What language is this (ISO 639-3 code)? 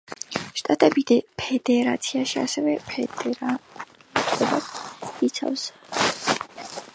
kat